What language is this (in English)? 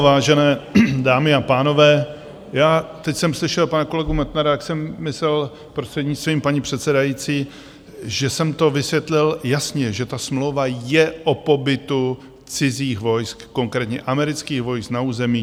Czech